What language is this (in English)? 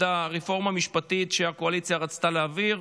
Hebrew